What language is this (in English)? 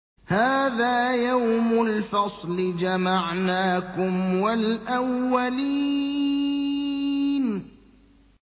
Arabic